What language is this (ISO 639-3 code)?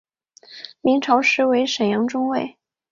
zho